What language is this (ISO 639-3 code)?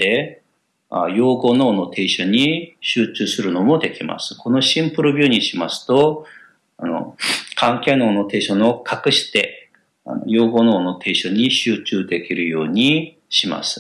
jpn